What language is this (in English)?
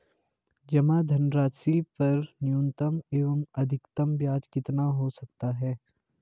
Hindi